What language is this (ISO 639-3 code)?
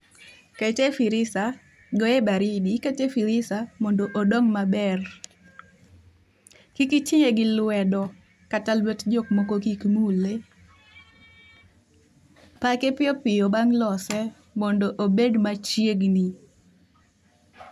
luo